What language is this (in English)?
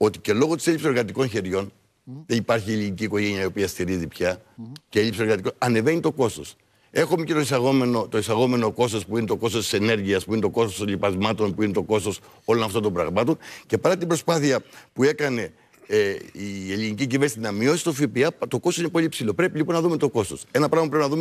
Greek